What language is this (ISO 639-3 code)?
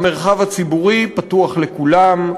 heb